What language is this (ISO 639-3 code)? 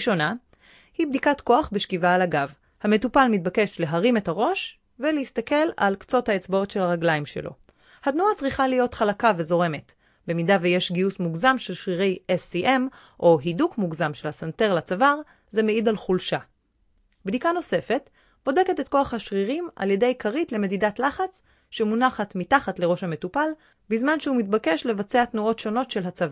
heb